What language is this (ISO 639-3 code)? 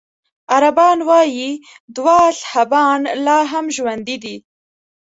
pus